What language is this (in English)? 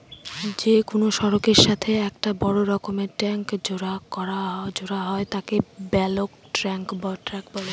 Bangla